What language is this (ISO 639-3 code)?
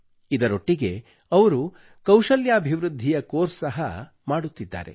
kan